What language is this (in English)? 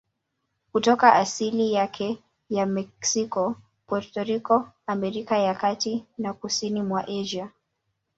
Swahili